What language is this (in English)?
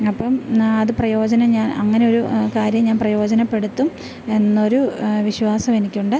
Malayalam